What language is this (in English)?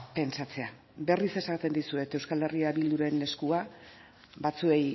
Basque